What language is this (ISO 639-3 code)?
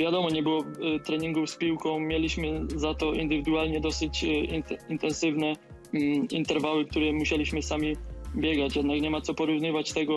pol